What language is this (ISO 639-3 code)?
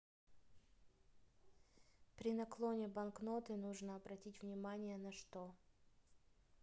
rus